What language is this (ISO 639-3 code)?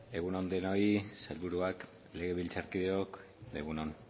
eus